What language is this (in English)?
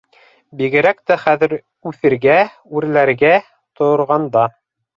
Bashkir